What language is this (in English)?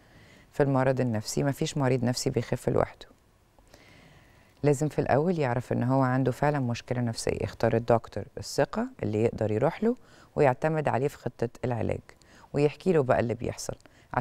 Arabic